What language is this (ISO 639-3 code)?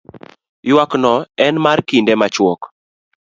luo